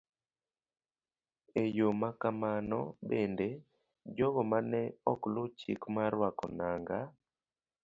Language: Luo (Kenya and Tanzania)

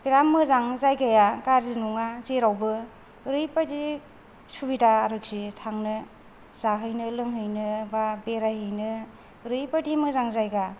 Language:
Bodo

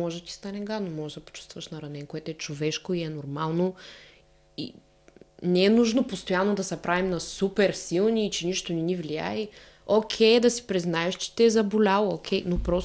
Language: Bulgarian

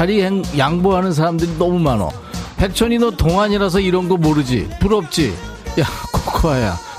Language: Korean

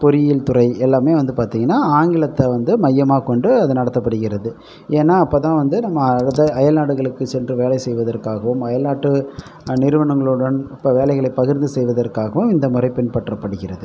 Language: Tamil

